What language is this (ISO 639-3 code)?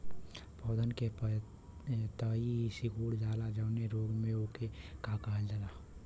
bho